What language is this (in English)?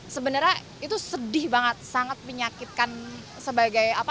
Indonesian